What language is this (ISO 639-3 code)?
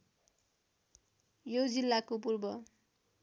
nep